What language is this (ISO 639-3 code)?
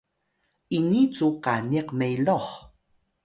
tay